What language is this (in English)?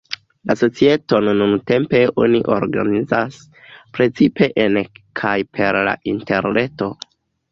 Esperanto